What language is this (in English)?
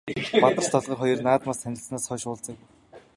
Mongolian